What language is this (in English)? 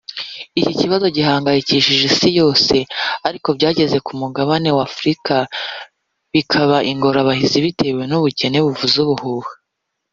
Kinyarwanda